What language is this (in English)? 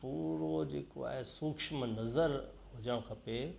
Sindhi